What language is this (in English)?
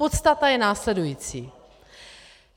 Czech